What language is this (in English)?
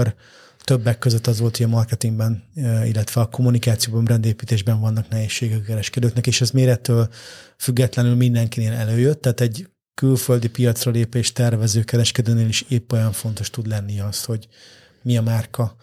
Hungarian